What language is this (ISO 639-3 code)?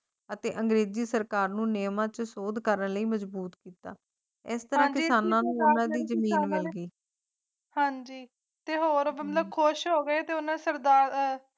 pan